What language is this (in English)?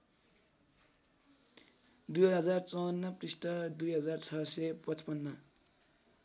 Nepali